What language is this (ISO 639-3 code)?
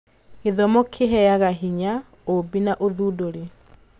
kik